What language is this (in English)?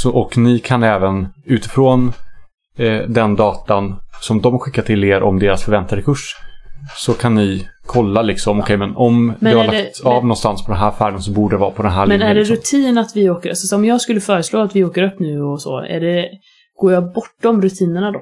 Swedish